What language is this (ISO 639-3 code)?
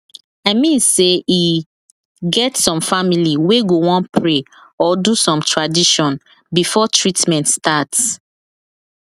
pcm